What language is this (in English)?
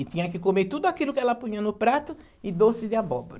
Portuguese